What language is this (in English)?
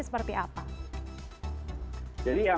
Indonesian